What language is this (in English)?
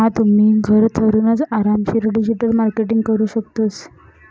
Marathi